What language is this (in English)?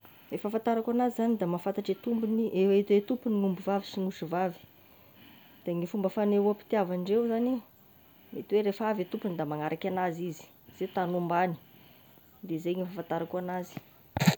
Tesaka Malagasy